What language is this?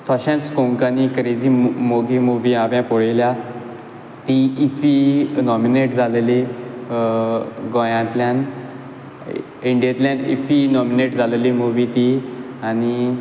Konkani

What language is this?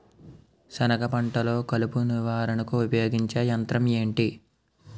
Telugu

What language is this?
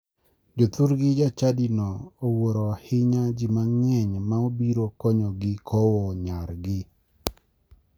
Luo (Kenya and Tanzania)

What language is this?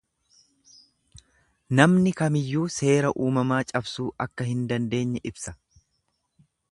Oromo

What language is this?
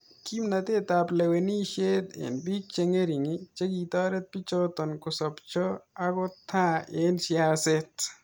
Kalenjin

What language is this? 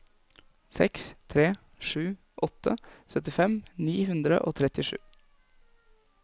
Norwegian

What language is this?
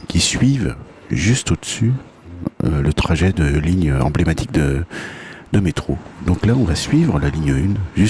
French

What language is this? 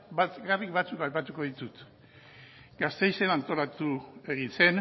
Basque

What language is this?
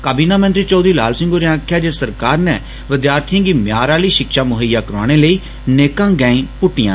Dogri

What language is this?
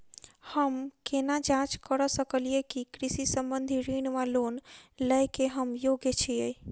Maithili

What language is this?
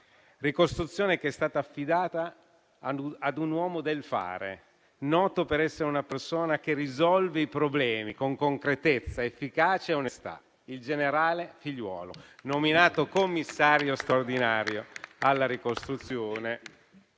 Italian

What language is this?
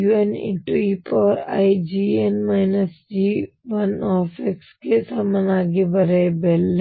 Kannada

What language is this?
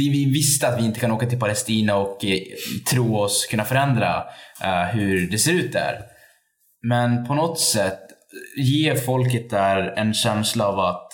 Swedish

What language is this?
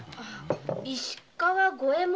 Japanese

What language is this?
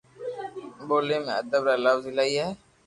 Loarki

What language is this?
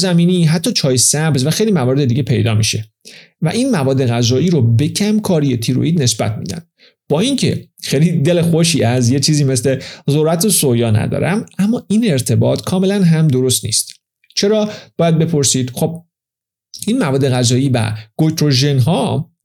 Persian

